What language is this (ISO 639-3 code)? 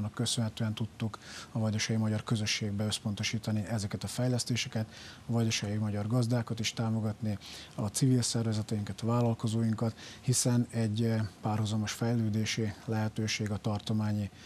hun